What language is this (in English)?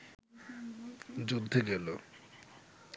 Bangla